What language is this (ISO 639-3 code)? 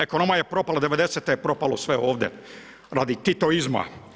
hrv